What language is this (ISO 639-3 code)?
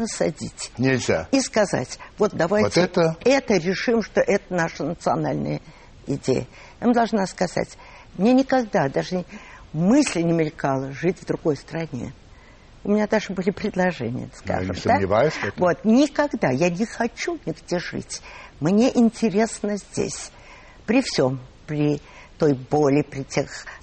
rus